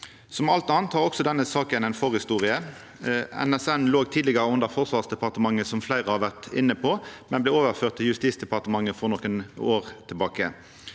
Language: Norwegian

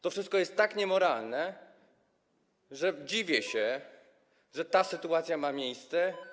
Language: Polish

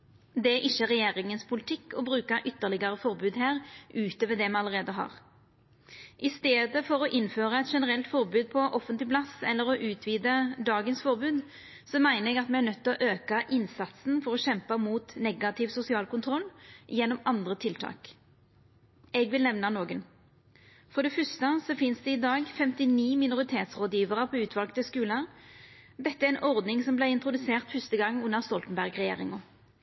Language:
Norwegian Nynorsk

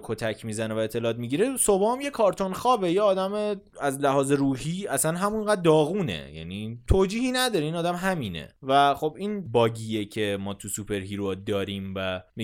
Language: Persian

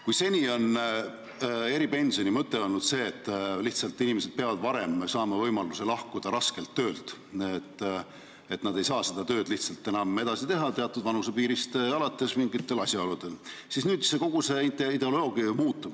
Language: Estonian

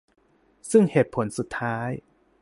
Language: Thai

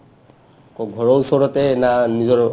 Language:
Assamese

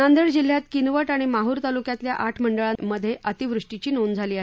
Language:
Marathi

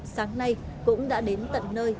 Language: Vietnamese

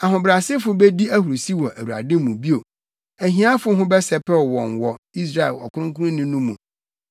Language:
Akan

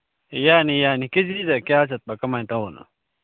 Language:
Manipuri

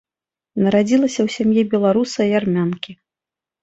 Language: Belarusian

